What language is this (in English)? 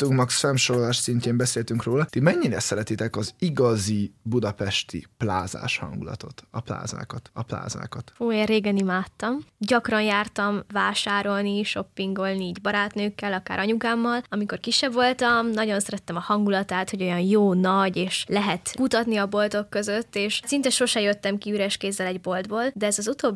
Hungarian